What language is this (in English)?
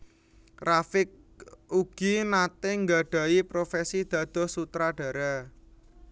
Javanese